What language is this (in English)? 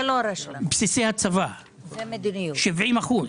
Hebrew